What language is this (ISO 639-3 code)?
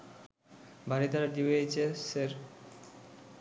ben